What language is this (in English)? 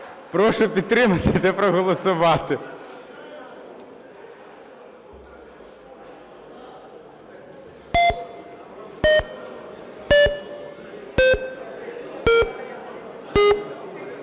Ukrainian